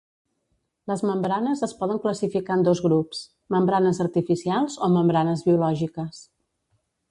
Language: Catalan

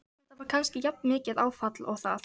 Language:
Icelandic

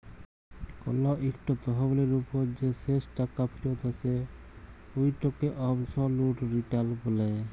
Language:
Bangla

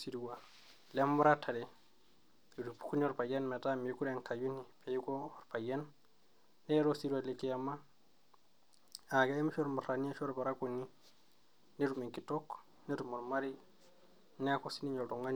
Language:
Masai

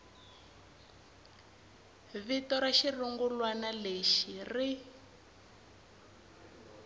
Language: Tsonga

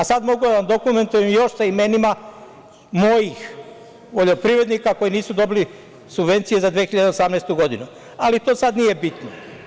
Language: Serbian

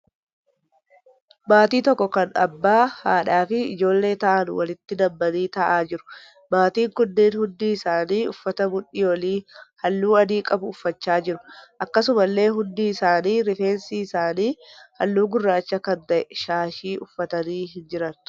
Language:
Oromo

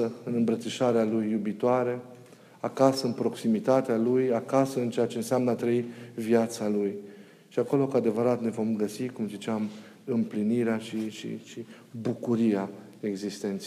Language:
Romanian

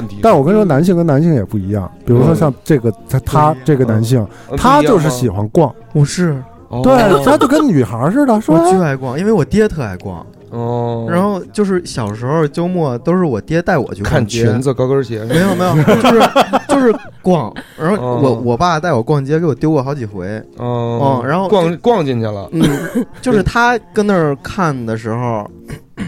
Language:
Chinese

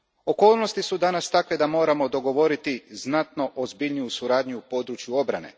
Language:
Croatian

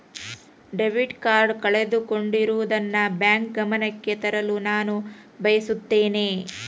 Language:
Kannada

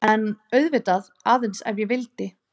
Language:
Icelandic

